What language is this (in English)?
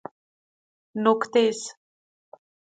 Persian